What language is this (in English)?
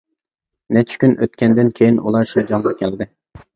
Uyghur